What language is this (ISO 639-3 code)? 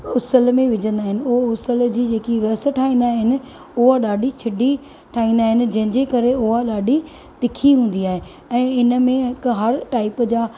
snd